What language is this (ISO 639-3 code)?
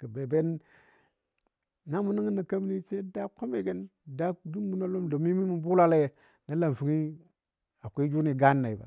dbd